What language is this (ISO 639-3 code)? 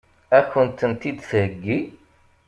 kab